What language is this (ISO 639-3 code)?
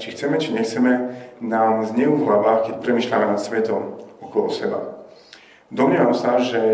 slk